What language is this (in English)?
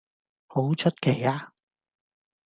Cantonese